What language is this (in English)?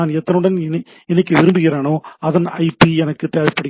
Tamil